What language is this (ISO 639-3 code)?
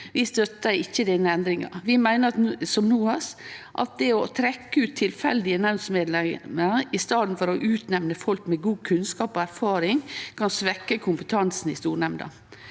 nor